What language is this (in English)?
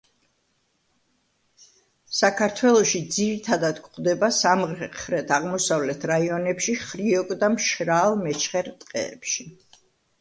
Georgian